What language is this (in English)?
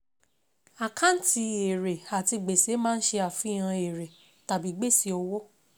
Yoruba